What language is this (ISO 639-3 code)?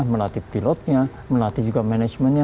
ind